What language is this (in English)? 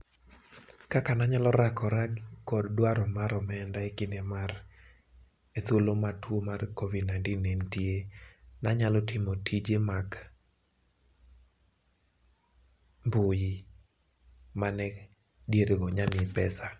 Luo (Kenya and Tanzania)